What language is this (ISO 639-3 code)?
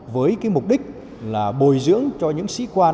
vie